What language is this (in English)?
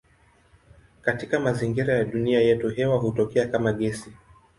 Swahili